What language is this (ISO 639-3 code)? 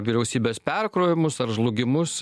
lit